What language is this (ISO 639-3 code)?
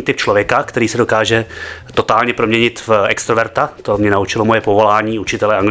ces